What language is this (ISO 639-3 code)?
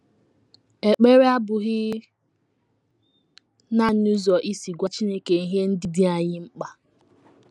ibo